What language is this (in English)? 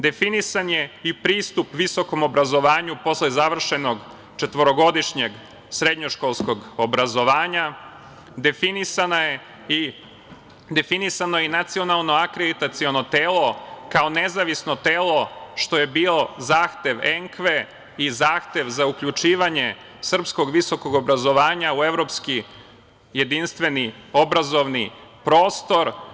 Serbian